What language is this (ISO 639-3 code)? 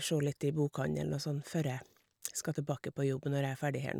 nor